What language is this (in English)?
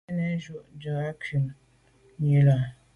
Medumba